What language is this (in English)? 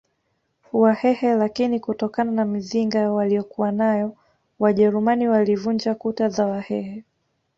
Swahili